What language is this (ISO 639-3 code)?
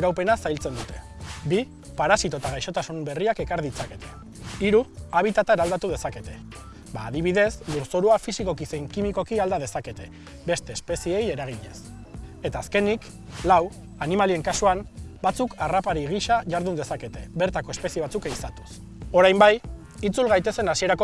eus